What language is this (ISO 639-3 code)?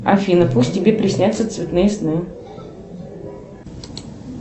rus